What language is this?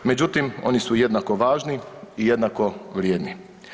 Croatian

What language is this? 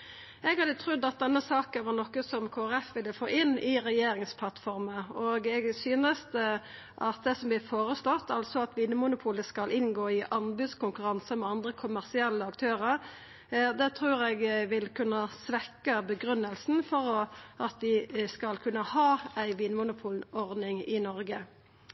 Norwegian Nynorsk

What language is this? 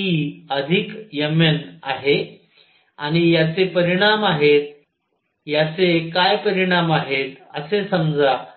Marathi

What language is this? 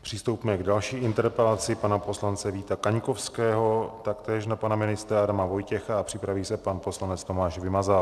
Czech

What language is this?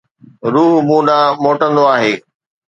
Sindhi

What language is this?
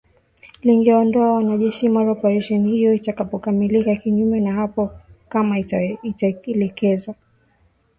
Swahili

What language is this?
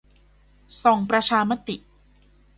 Thai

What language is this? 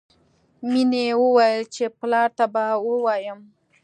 Pashto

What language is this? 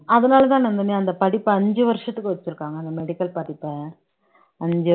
Tamil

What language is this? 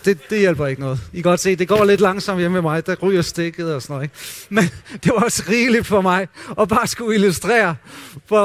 Danish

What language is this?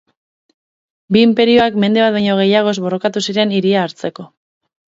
Basque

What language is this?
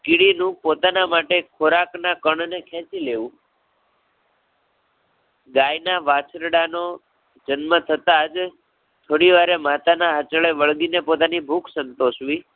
Gujarati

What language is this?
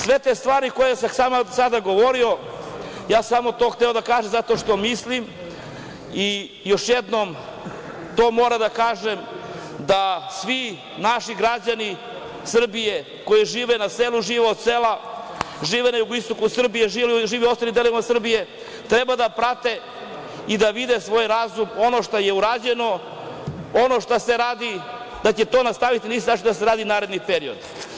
Serbian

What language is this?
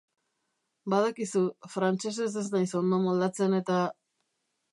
Basque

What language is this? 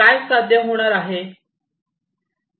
Marathi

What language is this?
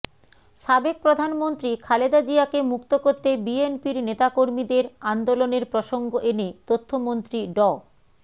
Bangla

